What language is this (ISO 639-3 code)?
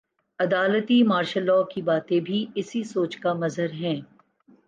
urd